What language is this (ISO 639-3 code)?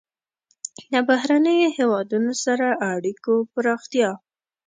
pus